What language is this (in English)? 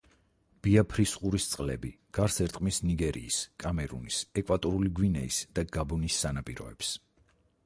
Georgian